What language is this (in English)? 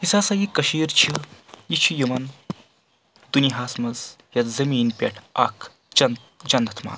Kashmiri